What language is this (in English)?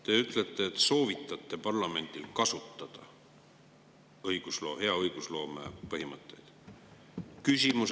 Estonian